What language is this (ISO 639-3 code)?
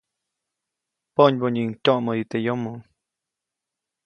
zoc